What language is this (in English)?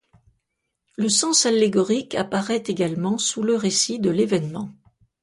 French